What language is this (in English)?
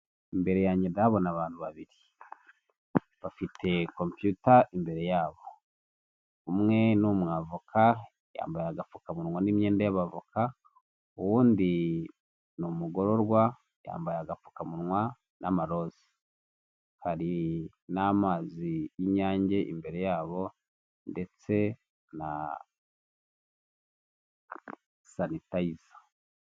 Kinyarwanda